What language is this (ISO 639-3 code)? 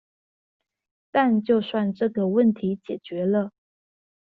zho